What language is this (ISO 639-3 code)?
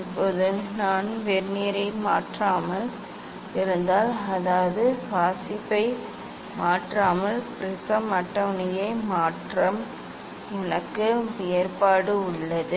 tam